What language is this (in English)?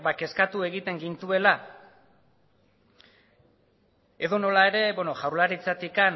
Basque